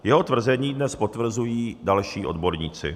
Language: Czech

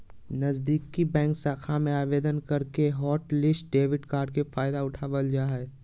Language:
Magahi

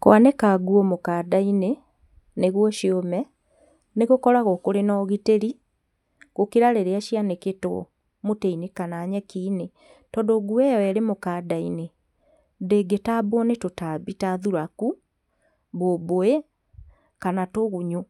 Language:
Kikuyu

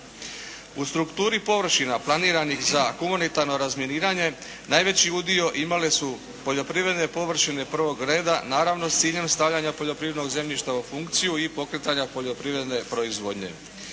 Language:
Croatian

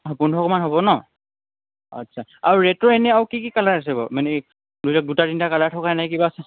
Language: Assamese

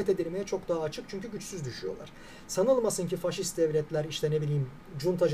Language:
Turkish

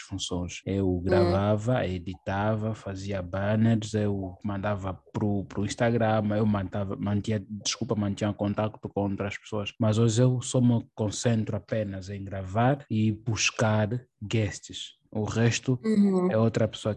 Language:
Portuguese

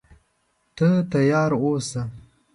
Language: Pashto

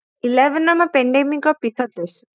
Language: Assamese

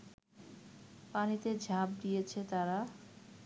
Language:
Bangla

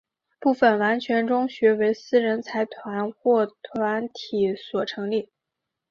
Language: Chinese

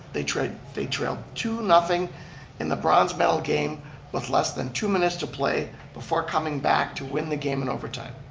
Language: English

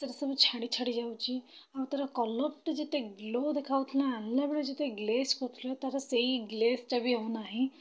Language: Odia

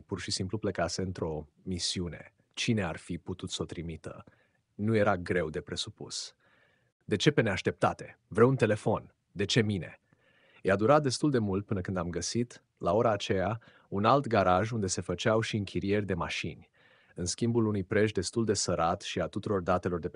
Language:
Romanian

